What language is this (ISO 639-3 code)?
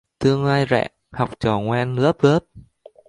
vie